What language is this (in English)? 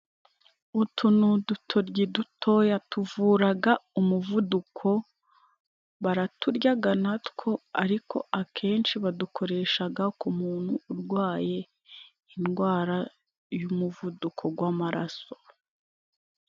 Kinyarwanda